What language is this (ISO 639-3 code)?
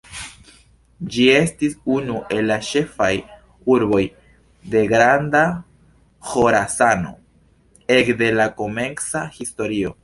epo